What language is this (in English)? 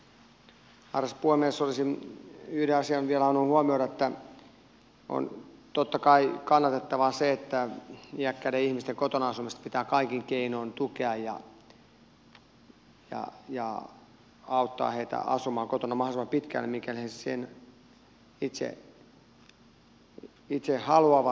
Finnish